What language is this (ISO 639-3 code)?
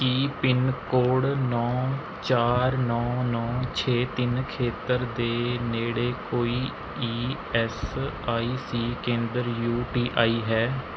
pan